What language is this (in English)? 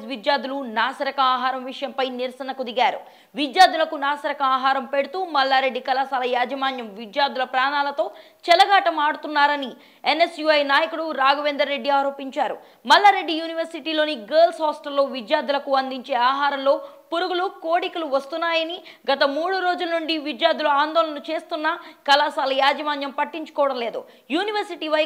Romanian